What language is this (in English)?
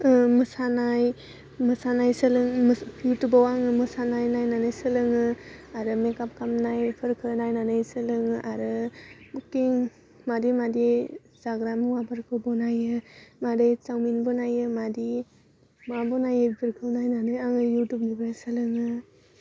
Bodo